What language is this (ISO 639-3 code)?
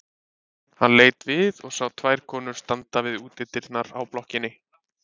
isl